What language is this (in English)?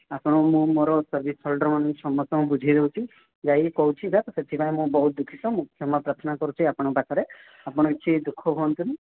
Odia